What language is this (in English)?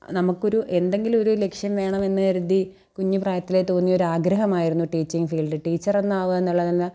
Malayalam